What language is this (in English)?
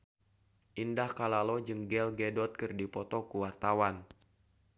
Sundanese